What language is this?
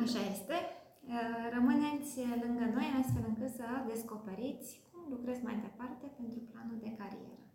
Romanian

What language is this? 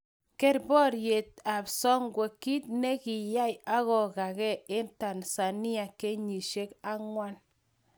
Kalenjin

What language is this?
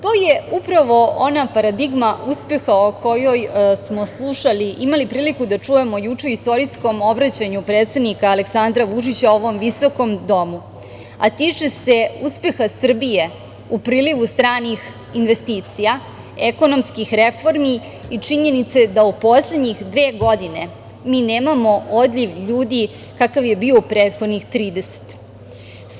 Serbian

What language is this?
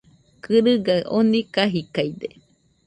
Nüpode Huitoto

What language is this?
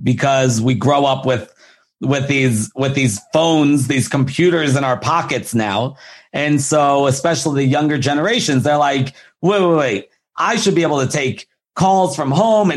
English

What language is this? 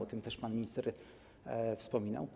Polish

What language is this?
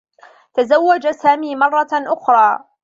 Arabic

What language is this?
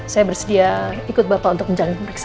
Indonesian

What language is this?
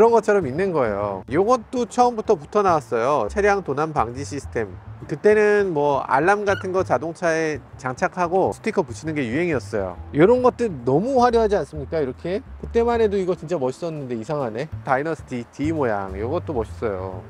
Korean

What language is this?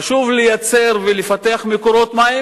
Hebrew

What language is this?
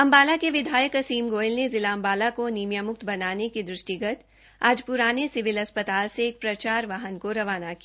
Hindi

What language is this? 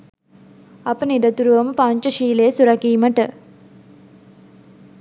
Sinhala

